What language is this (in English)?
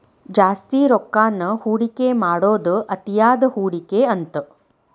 Kannada